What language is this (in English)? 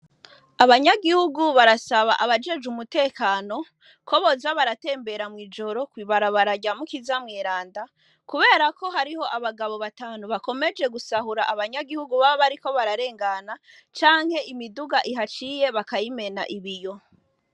Rundi